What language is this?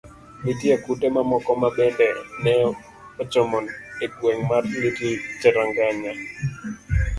Luo (Kenya and Tanzania)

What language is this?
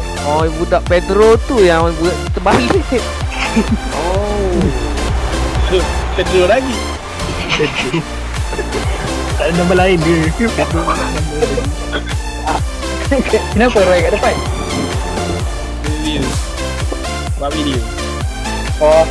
Malay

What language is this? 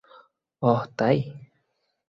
Bangla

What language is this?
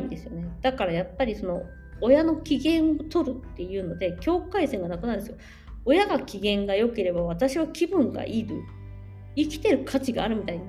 Japanese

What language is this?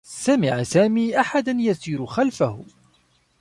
Arabic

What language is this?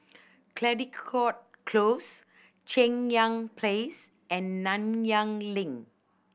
English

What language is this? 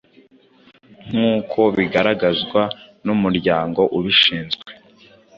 Kinyarwanda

